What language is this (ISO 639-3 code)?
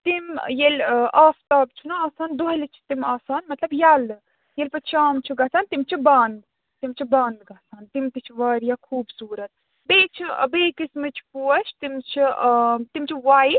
kas